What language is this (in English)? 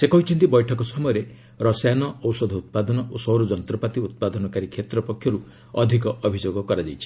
Odia